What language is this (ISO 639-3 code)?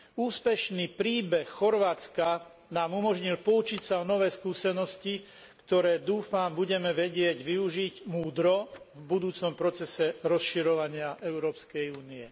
slk